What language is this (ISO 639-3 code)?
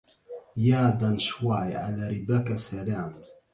ara